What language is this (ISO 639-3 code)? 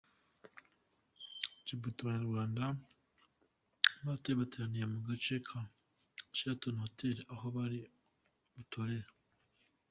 kin